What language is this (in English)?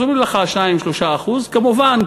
Hebrew